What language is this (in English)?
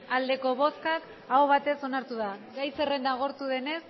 Basque